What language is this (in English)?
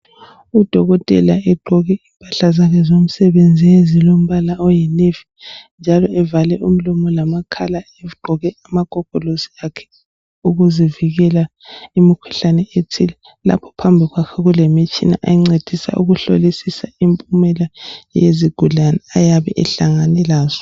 North Ndebele